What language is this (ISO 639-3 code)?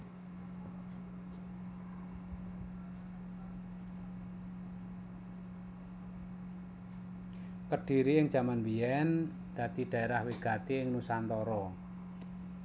jav